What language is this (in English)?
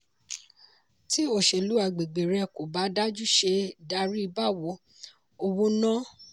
Yoruba